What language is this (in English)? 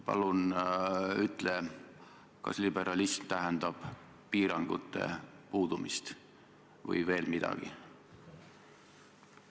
Estonian